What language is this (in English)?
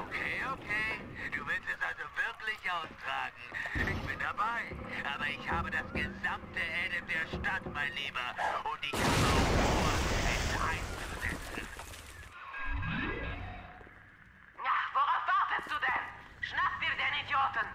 German